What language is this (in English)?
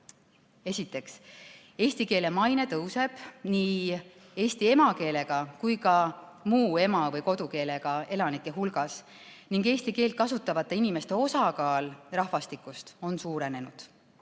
Estonian